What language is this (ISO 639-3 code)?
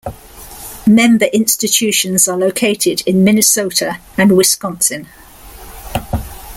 eng